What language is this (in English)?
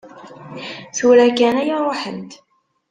Kabyle